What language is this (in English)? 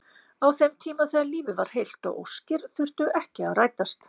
Icelandic